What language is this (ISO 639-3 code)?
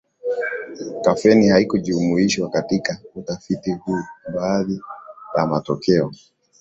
swa